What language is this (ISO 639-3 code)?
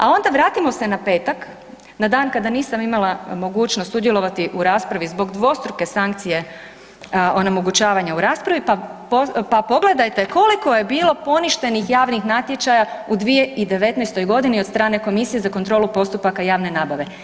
hrv